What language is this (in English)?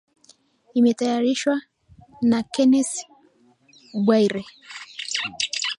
Swahili